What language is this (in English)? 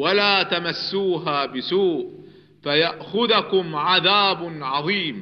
Arabic